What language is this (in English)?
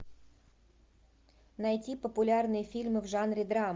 Russian